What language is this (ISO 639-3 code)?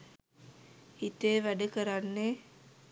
sin